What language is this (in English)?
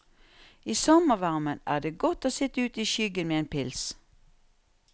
Norwegian